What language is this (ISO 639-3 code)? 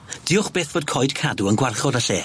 cym